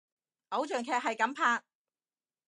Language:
Cantonese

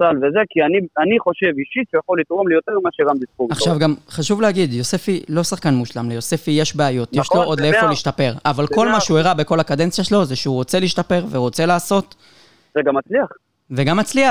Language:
Hebrew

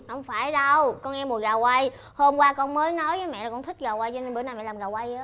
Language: Vietnamese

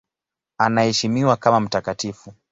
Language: Swahili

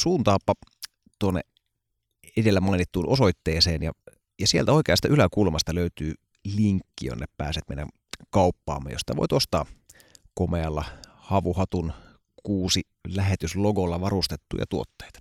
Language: Finnish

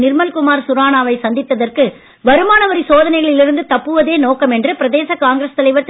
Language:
Tamil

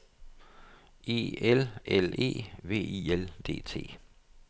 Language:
Danish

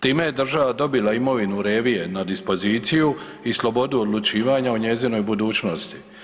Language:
Croatian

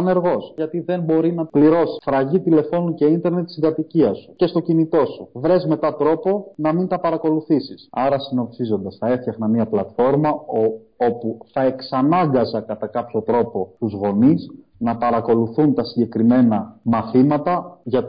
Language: Greek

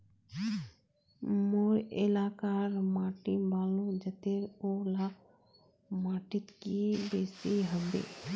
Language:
Magahi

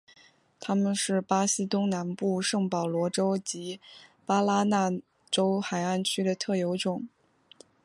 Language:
Chinese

